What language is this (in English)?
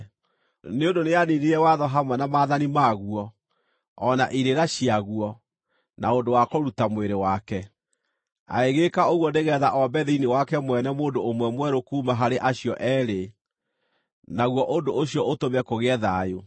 Kikuyu